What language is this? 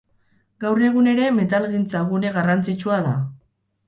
Basque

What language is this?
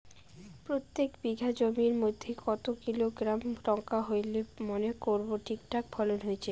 Bangla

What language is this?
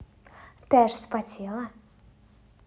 Russian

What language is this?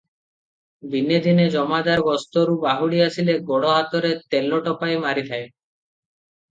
Odia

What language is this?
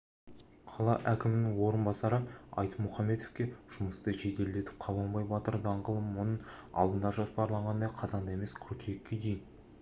Kazakh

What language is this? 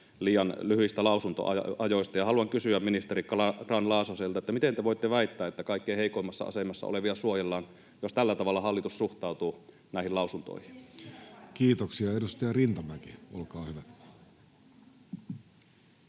Finnish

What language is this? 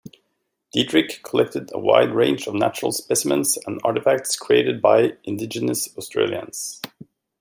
English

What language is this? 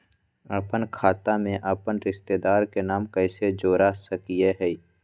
Magahi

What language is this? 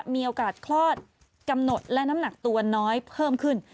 Thai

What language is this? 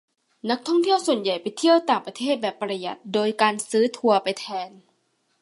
Thai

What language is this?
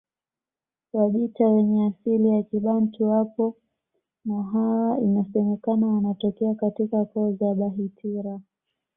Swahili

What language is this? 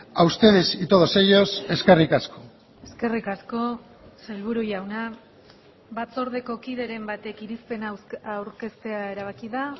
Basque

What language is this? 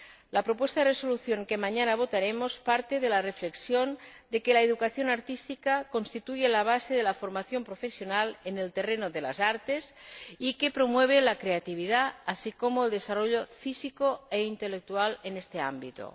Spanish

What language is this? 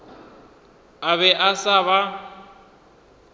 Northern Sotho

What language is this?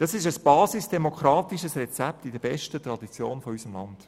Swiss German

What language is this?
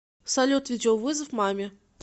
Russian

